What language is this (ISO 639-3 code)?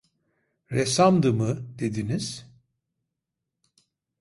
tur